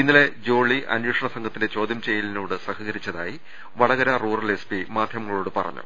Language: Malayalam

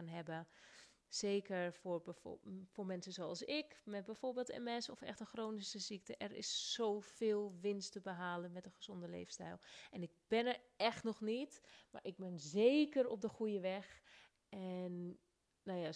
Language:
Dutch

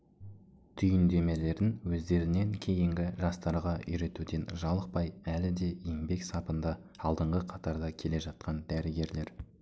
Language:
Kazakh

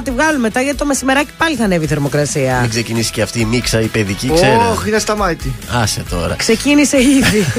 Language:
Greek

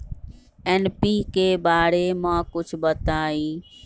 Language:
Magahi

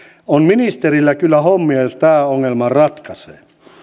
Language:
Finnish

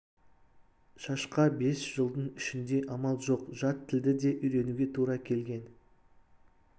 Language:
Kazakh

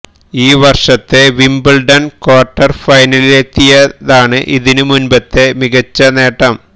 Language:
Malayalam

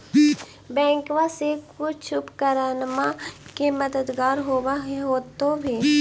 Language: Magahi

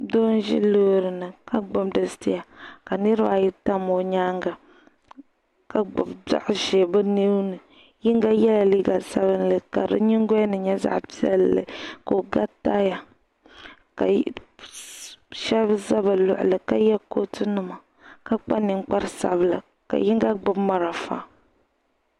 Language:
Dagbani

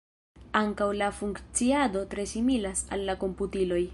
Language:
Esperanto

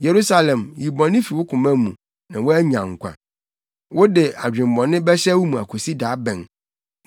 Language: Akan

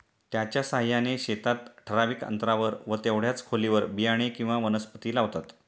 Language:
Marathi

